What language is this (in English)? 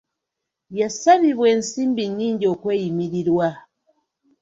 Ganda